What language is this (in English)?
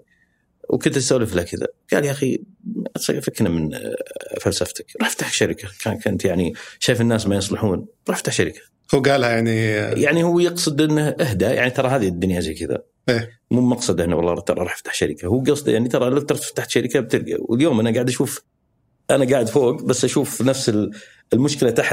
Arabic